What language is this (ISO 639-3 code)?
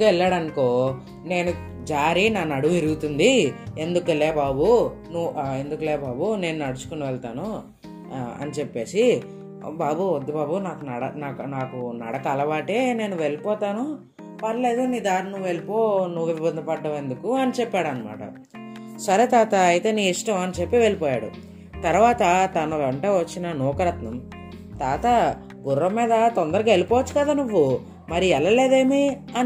tel